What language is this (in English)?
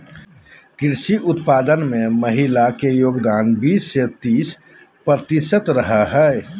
Magahi